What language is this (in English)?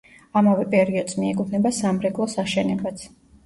Georgian